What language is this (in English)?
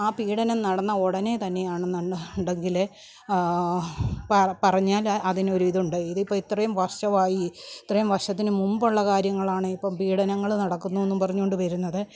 Malayalam